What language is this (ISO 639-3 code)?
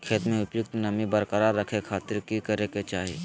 mag